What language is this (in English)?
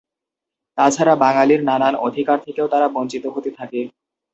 Bangla